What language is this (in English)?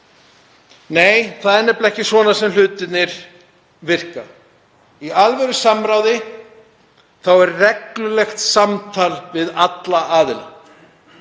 Icelandic